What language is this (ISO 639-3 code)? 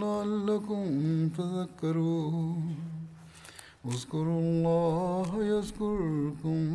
tam